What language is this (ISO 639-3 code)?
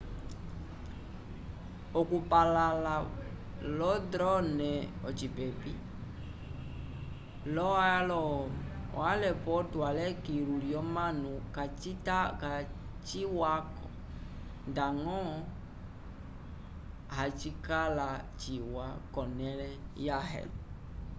umb